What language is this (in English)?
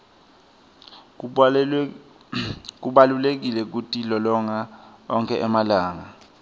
Swati